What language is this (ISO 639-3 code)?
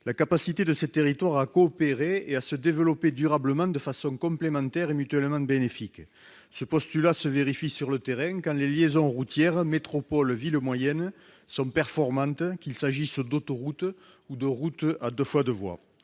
fra